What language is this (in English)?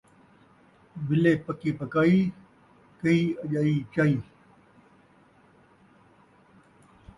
Saraiki